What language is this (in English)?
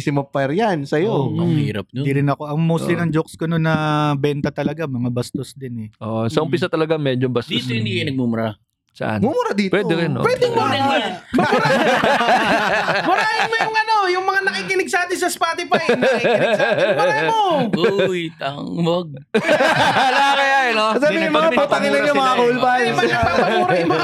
Filipino